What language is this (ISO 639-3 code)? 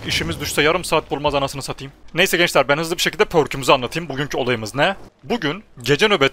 tur